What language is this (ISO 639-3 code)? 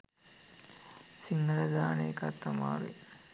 sin